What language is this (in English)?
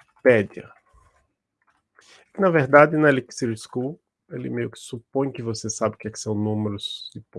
Portuguese